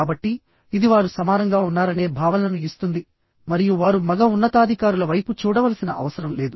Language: Telugu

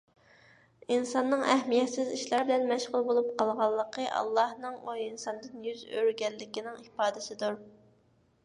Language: Uyghur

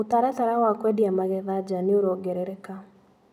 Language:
Kikuyu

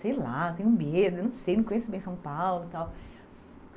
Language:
Portuguese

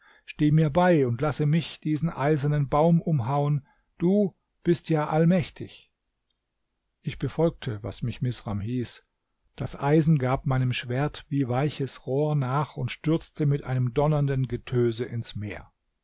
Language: German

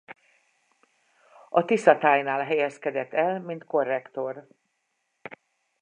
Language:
Hungarian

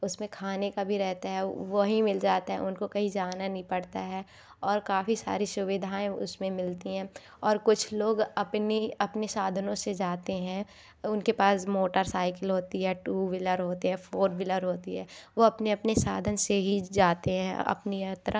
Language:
Hindi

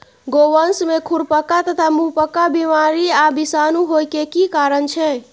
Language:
Maithili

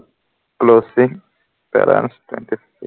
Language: Assamese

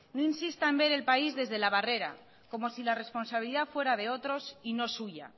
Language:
Spanish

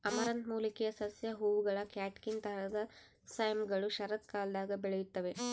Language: Kannada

